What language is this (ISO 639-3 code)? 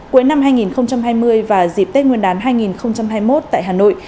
vie